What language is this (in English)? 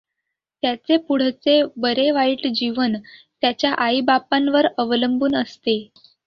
Marathi